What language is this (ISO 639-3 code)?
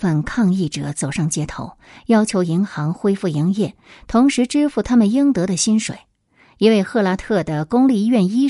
zho